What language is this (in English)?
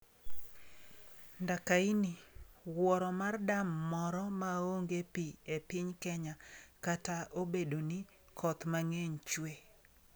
Luo (Kenya and Tanzania)